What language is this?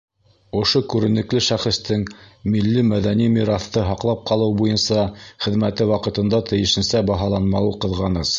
Bashkir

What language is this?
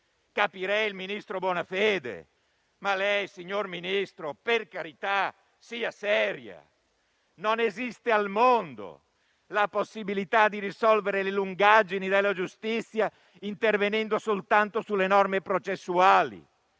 Italian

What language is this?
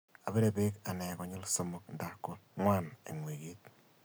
Kalenjin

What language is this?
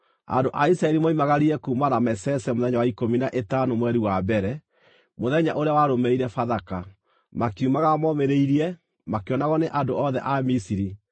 Kikuyu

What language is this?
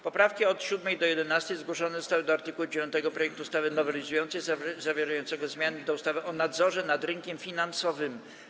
Polish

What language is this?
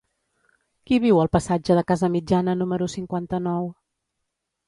Catalan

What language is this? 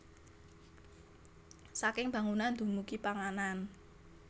Javanese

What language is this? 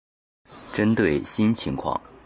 Chinese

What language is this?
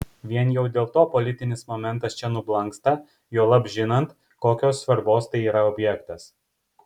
Lithuanian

